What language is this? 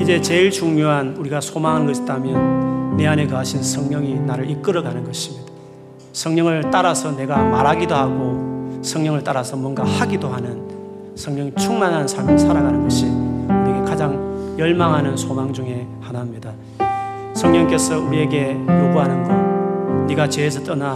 Korean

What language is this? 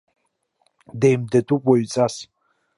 Abkhazian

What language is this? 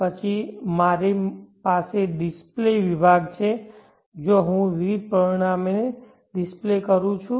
Gujarati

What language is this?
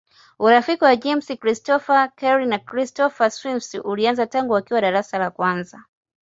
Swahili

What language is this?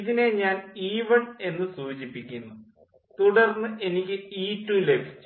Malayalam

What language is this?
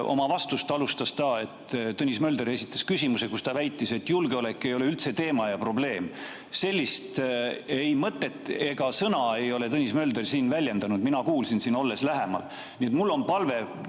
Estonian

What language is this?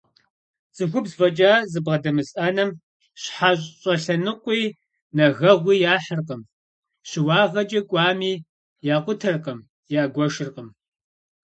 Kabardian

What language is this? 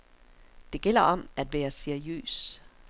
Danish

